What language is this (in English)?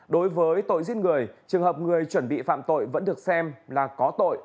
Vietnamese